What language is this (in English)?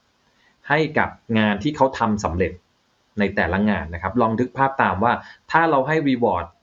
Thai